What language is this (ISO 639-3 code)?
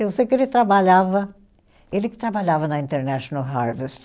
por